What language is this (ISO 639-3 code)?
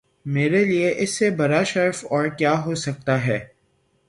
urd